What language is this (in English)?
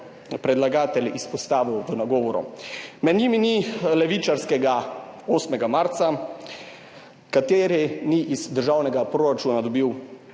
Slovenian